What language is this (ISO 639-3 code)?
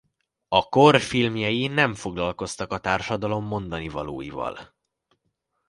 hun